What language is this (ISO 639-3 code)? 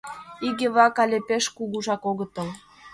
chm